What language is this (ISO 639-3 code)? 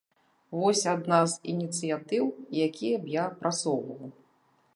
bel